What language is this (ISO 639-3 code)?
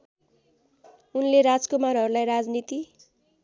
nep